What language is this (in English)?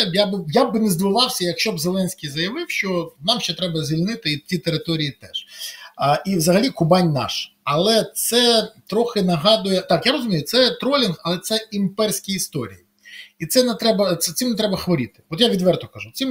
Ukrainian